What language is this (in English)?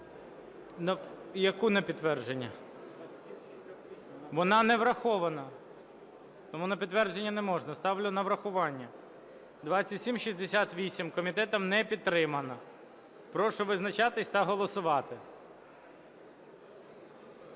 Ukrainian